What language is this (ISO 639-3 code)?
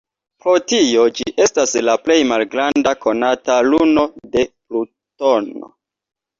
epo